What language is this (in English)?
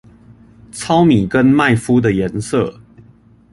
Chinese